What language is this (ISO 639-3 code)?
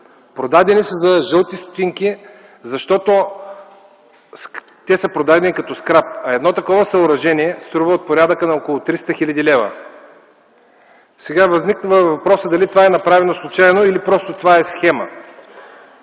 bul